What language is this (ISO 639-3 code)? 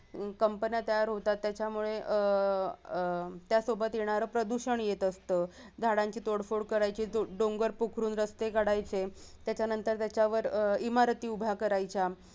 mar